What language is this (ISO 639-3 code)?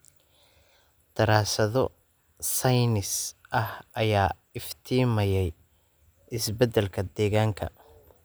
som